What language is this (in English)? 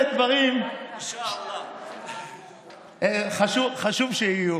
Hebrew